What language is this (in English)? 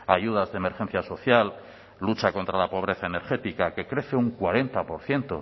Spanish